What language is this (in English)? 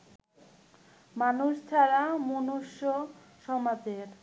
Bangla